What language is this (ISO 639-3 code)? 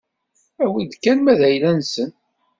kab